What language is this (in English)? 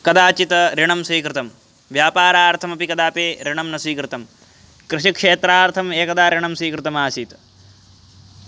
Sanskrit